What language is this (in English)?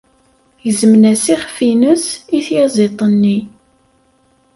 Kabyle